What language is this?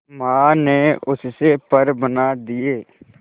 Hindi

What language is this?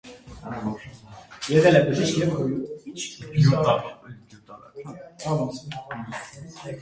Armenian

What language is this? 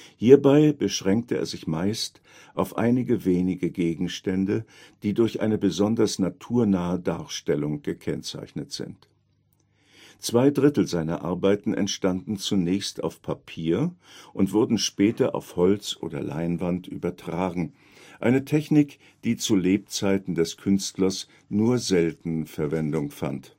German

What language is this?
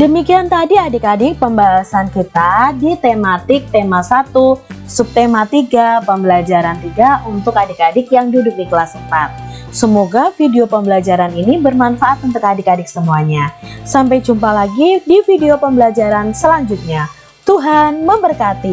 Indonesian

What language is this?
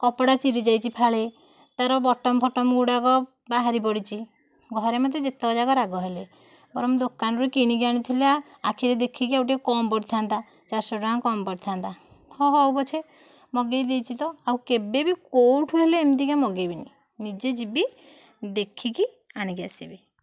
Odia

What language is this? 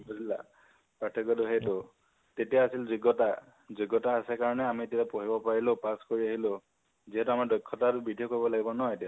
Assamese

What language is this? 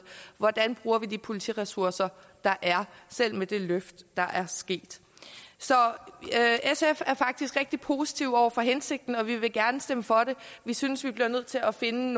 Danish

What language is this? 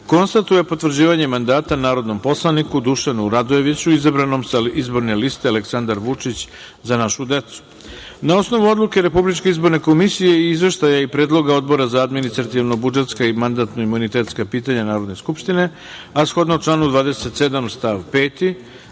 Serbian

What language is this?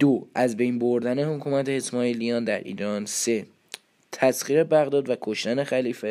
Persian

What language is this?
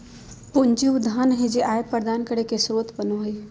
Magahi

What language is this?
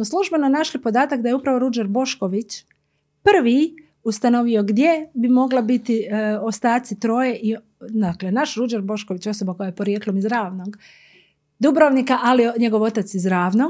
Croatian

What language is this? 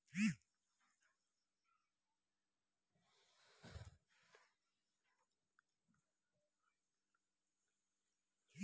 Maithili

